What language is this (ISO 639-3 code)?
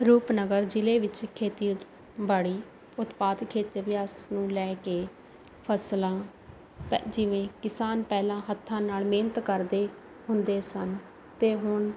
pan